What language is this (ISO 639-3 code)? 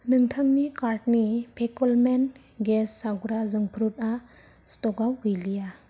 brx